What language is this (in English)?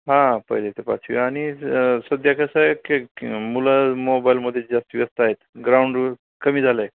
Marathi